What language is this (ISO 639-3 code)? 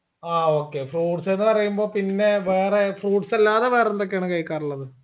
mal